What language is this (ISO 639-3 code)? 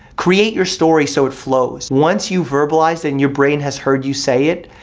eng